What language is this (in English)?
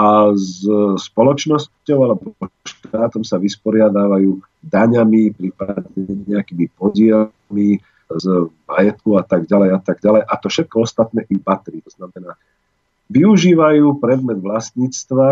Slovak